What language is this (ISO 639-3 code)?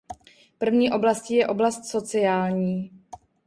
ces